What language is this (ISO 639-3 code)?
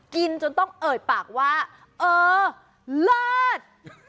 tha